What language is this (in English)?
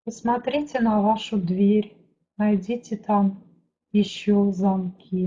Russian